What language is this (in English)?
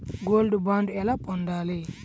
Telugu